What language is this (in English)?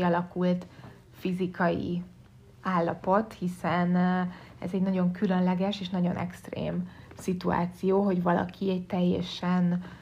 Hungarian